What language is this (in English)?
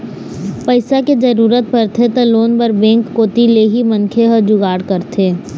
Chhattisgarhi